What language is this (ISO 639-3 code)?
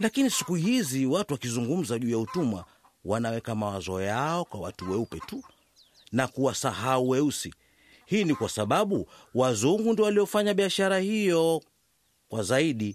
swa